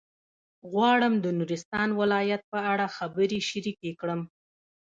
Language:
Pashto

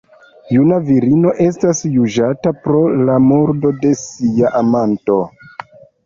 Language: Esperanto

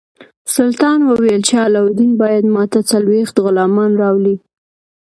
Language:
Pashto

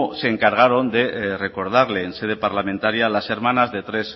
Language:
Spanish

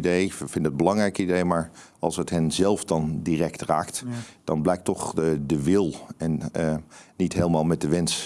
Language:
Dutch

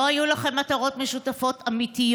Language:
Hebrew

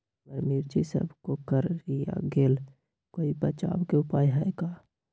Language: Magahi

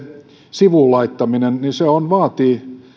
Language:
Finnish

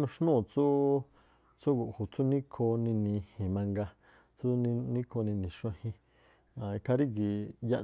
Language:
Tlacoapa Me'phaa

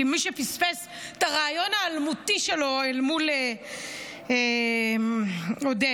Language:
Hebrew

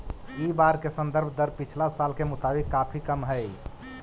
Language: Magahi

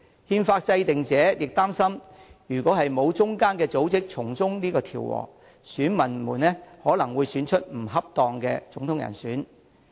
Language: Cantonese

